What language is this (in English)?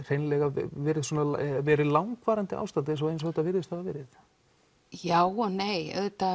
Icelandic